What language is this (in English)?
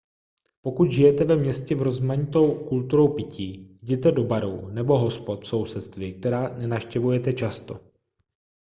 Czech